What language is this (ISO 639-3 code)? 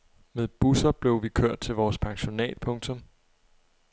dan